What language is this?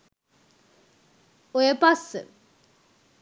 Sinhala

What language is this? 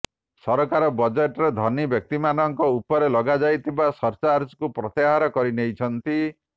Odia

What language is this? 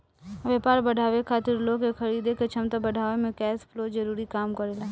Bhojpuri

